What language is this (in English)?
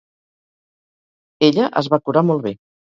Catalan